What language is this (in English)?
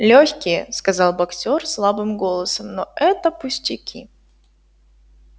Russian